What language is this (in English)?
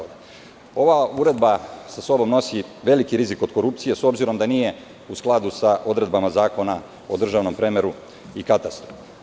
Serbian